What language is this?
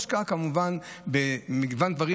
Hebrew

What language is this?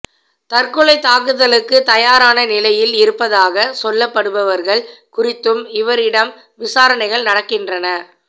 Tamil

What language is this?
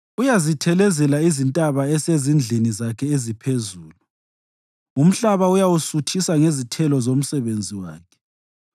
North Ndebele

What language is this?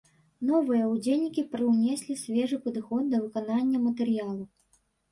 Belarusian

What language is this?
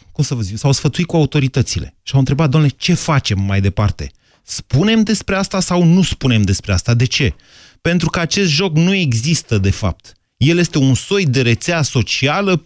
Romanian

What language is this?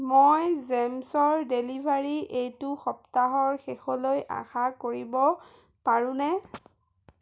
Assamese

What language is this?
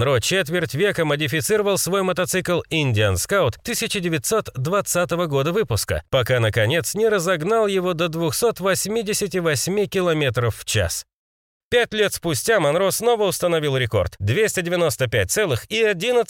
Russian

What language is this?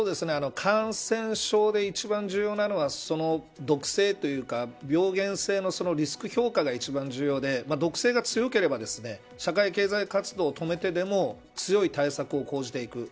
Japanese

